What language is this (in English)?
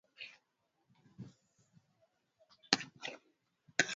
Swahili